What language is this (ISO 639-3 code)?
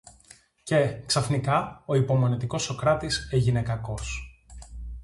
ell